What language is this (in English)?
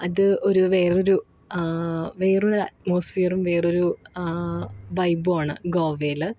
Malayalam